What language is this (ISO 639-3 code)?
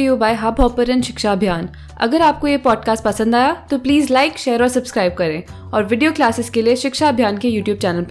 hin